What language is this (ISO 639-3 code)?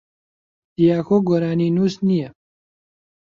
ckb